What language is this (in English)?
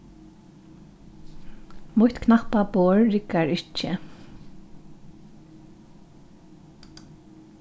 Faroese